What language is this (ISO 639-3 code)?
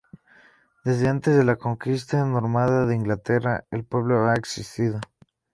spa